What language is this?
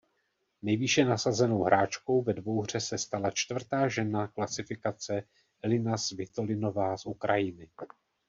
Czech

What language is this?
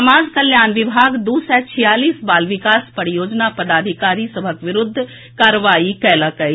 Maithili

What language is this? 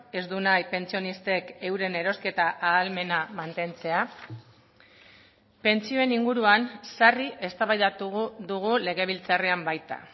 Basque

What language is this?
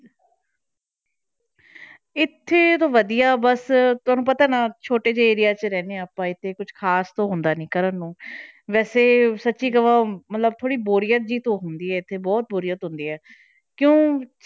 Punjabi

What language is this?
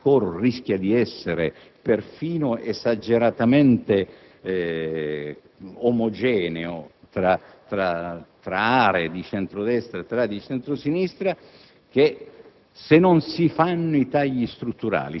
Italian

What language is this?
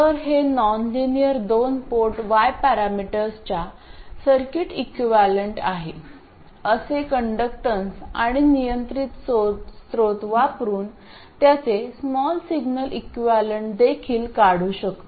Marathi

